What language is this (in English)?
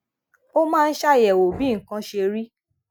Yoruba